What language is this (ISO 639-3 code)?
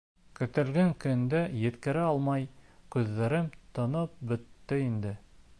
bak